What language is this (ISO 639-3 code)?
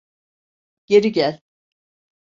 tur